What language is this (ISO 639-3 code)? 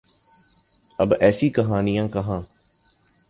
urd